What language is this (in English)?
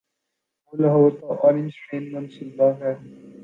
Urdu